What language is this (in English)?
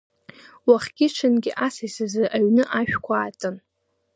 Abkhazian